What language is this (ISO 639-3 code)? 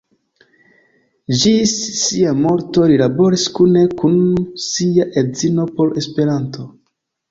epo